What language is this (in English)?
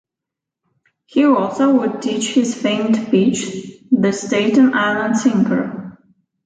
English